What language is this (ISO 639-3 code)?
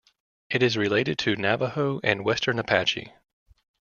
eng